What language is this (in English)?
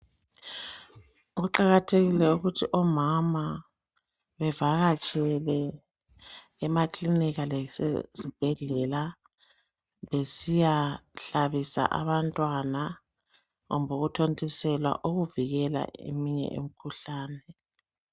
North Ndebele